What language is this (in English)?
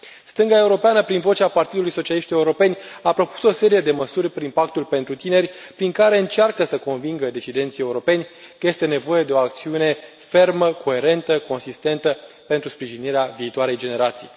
Romanian